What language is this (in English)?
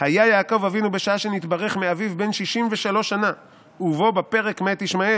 Hebrew